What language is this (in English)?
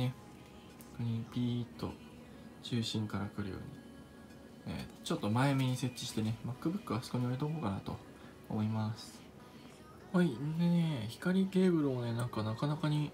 Japanese